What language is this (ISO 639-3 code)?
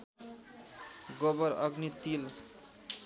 nep